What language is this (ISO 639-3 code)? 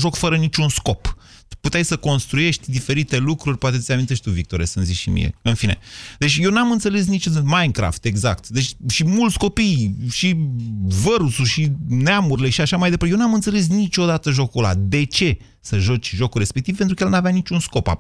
ron